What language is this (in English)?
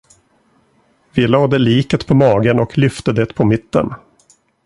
Swedish